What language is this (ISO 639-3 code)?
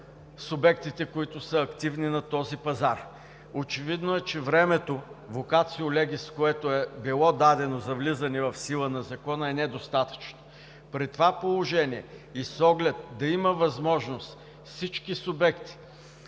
bul